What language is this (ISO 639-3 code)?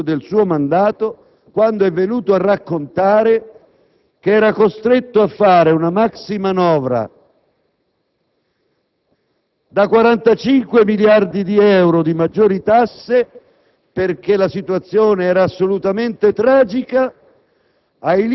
ita